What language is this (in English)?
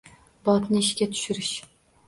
Uzbek